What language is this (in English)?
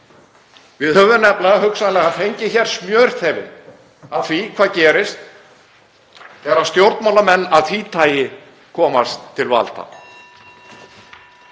Icelandic